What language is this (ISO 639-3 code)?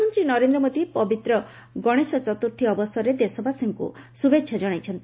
ori